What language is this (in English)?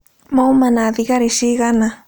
Kikuyu